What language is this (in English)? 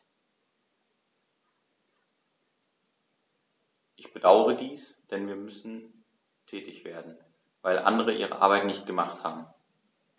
German